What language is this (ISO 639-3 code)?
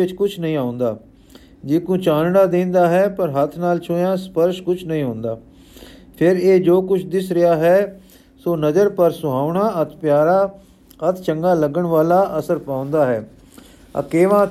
pan